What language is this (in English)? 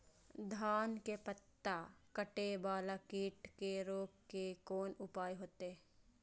Maithili